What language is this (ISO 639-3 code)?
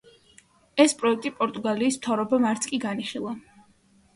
kat